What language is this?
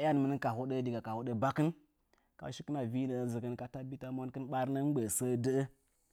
Nzanyi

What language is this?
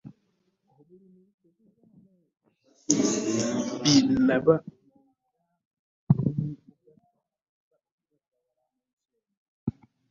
Ganda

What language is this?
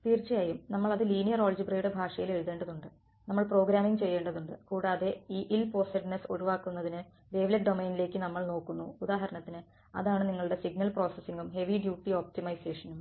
Malayalam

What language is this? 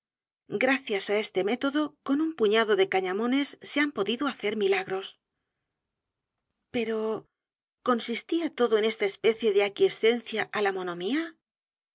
Spanish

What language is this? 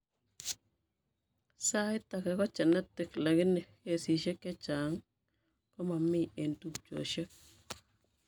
Kalenjin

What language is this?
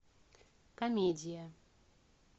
Russian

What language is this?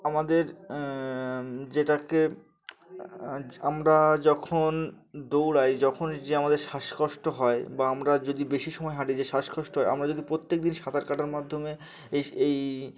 Bangla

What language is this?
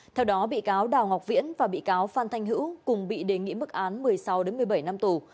Vietnamese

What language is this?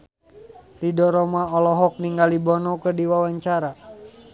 Sundanese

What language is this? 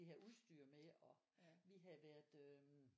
Danish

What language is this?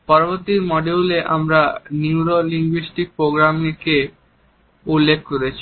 Bangla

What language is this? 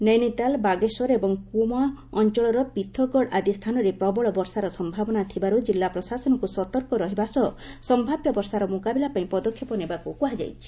Odia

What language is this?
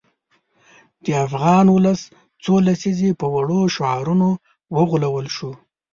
Pashto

